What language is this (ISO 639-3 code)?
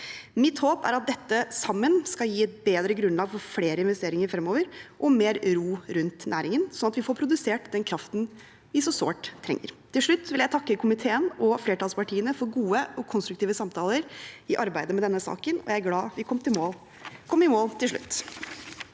nor